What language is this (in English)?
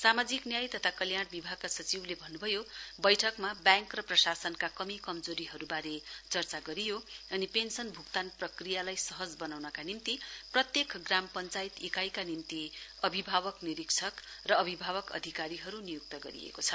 Nepali